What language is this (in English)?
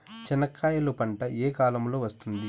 Telugu